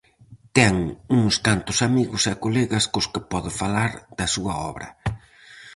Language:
Galician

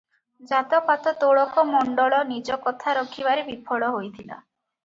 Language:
Odia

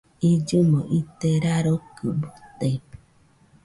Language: Nüpode Huitoto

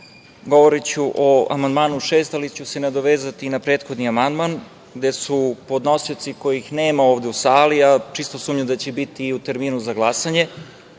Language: Serbian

